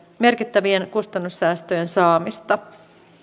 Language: Finnish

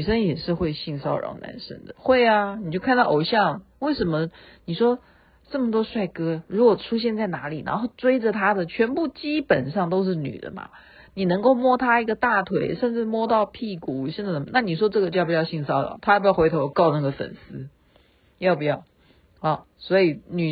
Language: Chinese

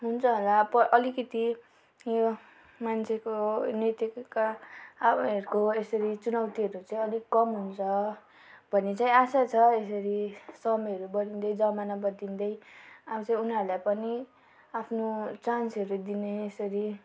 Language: Nepali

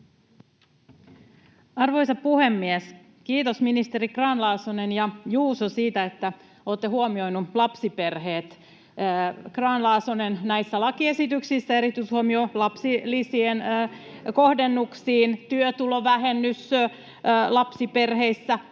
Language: Finnish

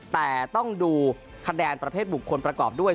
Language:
Thai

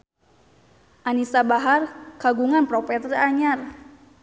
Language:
Sundanese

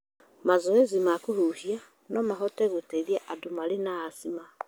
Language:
Kikuyu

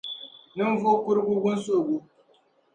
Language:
Dagbani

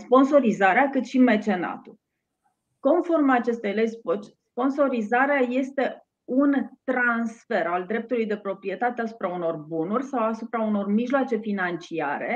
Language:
Romanian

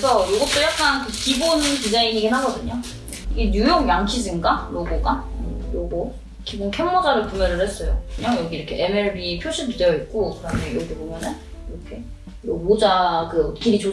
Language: Korean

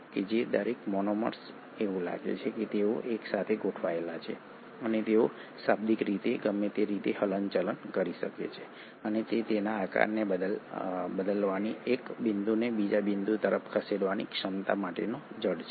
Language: Gujarati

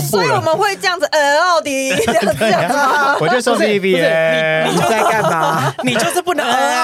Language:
Chinese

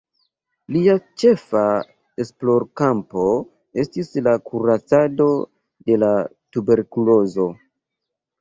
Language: Esperanto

